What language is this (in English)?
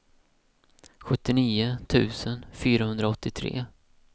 Swedish